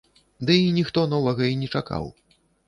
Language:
Belarusian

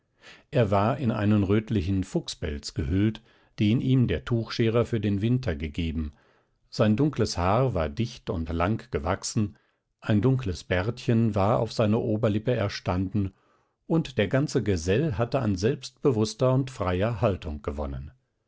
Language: German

